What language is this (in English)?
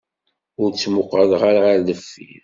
Kabyle